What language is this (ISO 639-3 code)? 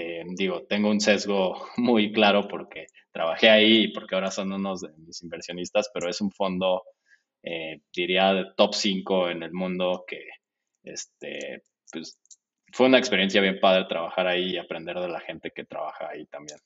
spa